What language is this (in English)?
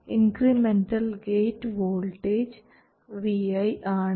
Malayalam